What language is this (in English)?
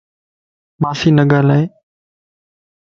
Lasi